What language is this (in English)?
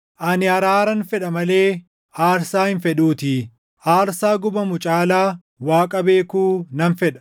Oromo